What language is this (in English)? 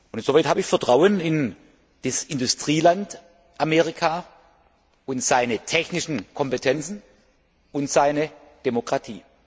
German